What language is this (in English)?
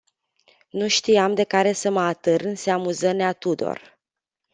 Romanian